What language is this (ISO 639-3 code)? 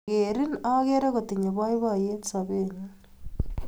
kln